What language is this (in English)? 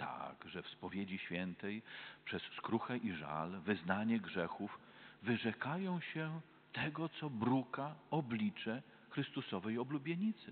Polish